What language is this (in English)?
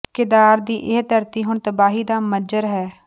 Punjabi